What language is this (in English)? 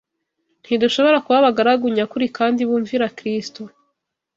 Kinyarwanda